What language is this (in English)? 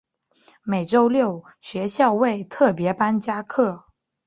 Chinese